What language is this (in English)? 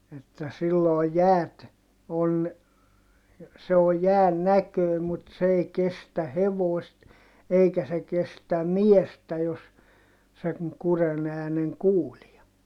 Finnish